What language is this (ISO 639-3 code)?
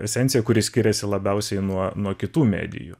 lit